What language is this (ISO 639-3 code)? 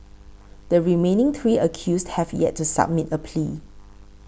eng